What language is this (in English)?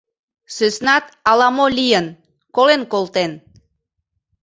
Mari